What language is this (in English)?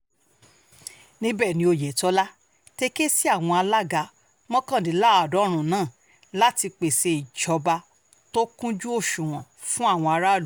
Yoruba